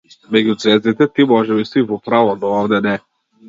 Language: Macedonian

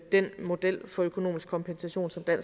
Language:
Danish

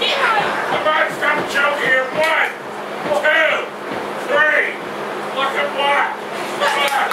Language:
English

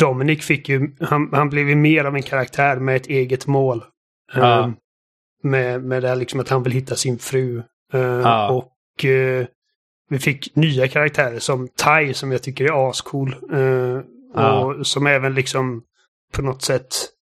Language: Swedish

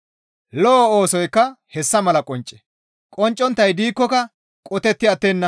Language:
Gamo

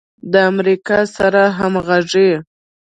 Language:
Pashto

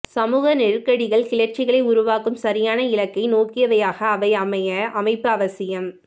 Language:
Tamil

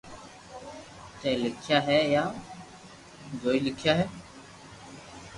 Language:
Loarki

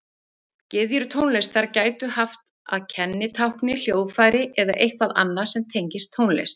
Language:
Icelandic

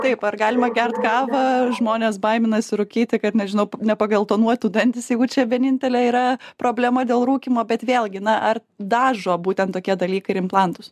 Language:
Lithuanian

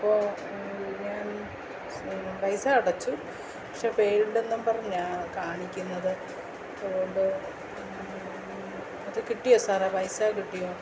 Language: Malayalam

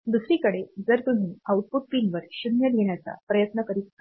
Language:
Marathi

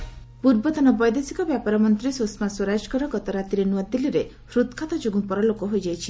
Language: Odia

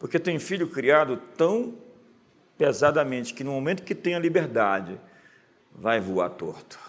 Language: Portuguese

